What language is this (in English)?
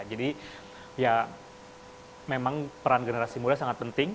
Indonesian